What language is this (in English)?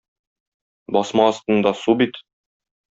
Tatar